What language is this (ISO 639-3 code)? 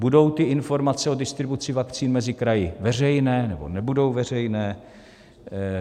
ces